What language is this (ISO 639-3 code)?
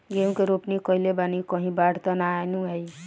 bho